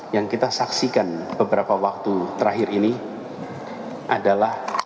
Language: Indonesian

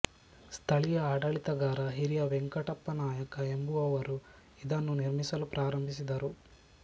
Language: Kannada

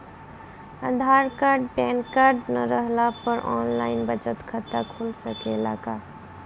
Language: Bhojpuri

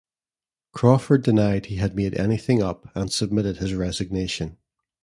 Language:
English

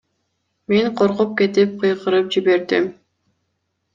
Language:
Kyrgyz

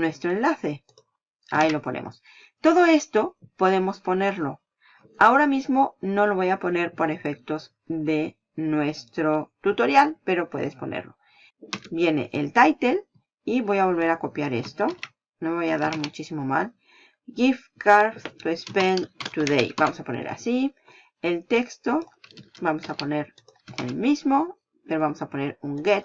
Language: Spanish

